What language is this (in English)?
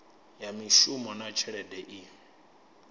Venda